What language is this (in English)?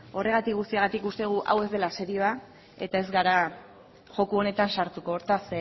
Basque